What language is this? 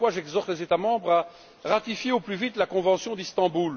French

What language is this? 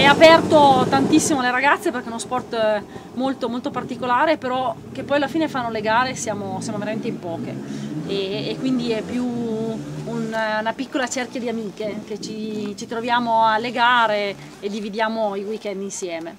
Italian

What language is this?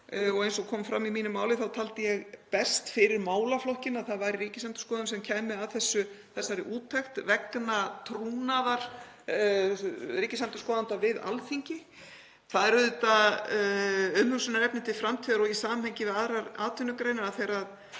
Icelandic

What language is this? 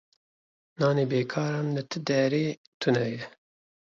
Kurdish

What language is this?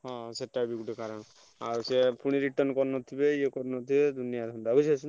Odia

